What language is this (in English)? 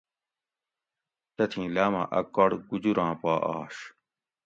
Gawri